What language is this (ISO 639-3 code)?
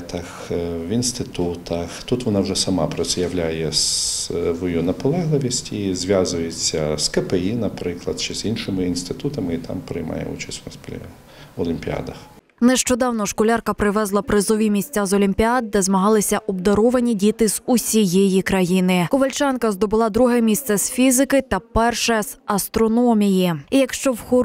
ukr